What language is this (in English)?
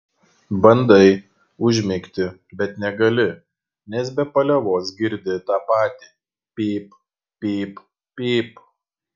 Lithuanian